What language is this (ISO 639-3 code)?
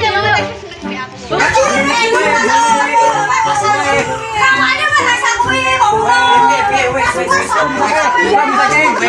ind